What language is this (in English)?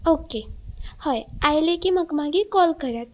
Konkani